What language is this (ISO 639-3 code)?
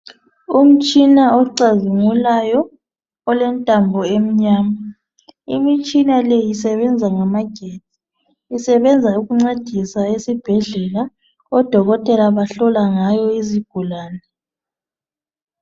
nde